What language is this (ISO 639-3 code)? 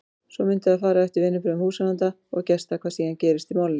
isl